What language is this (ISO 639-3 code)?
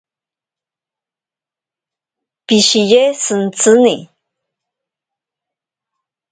prq